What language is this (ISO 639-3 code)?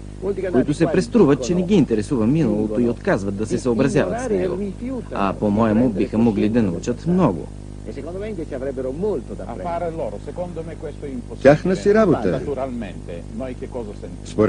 bul